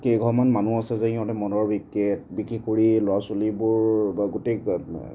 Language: Assamese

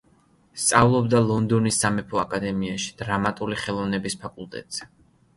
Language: Georgian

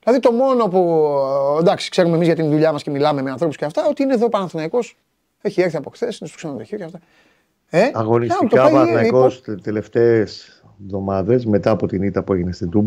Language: Greek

